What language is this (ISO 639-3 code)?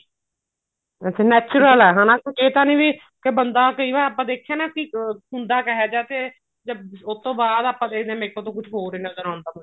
pan